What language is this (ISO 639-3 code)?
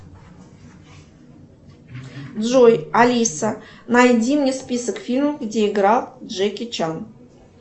rus